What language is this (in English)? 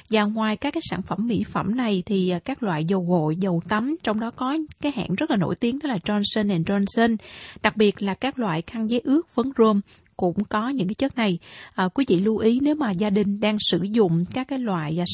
Vietnamese